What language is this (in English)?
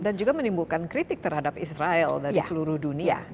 Indonesian